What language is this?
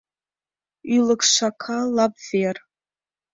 Mari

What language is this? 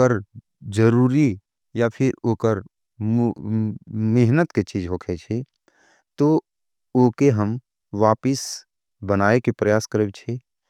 Angika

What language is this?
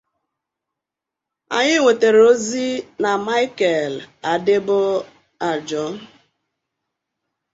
Igbo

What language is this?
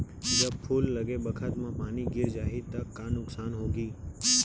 Chhattisgarhi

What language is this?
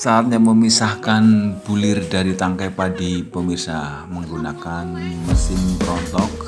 Indonesian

